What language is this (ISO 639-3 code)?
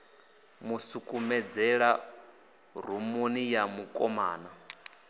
ven